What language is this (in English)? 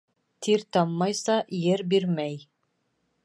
Bashkir